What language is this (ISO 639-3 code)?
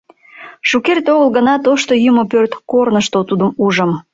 chm